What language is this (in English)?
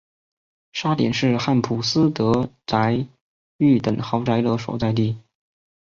Chinese